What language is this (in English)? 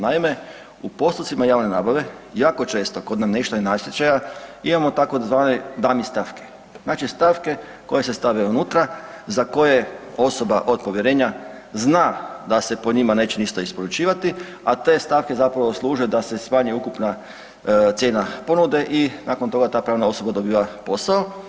Croatian